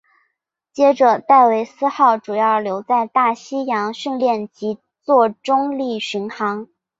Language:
Chinese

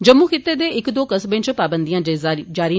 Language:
Dogri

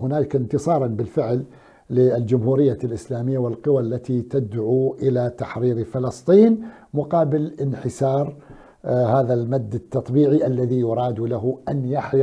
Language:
Arabic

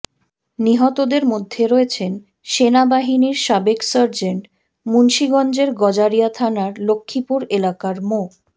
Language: Bangla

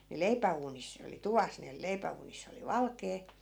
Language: Finnish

